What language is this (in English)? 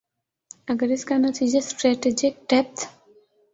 Urdu